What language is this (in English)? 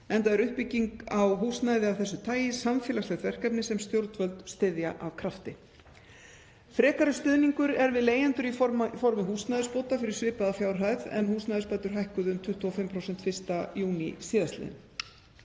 Icelandic